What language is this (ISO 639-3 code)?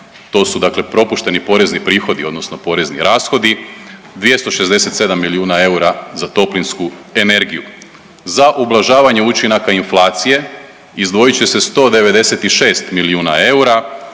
hrv